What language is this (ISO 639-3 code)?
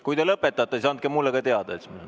est